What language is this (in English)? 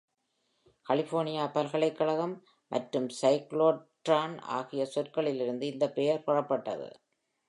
Tamil